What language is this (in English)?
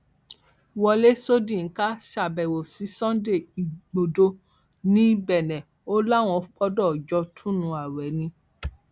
Yoruba